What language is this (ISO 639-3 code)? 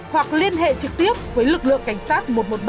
vie